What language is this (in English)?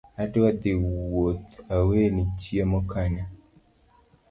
Luo (Kenya and Tanzania)